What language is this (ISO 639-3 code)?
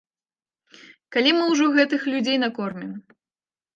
bel